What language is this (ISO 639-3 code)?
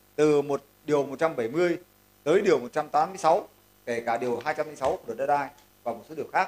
vie